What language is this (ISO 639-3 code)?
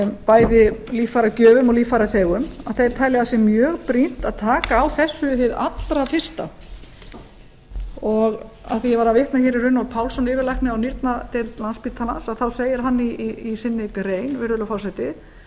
isl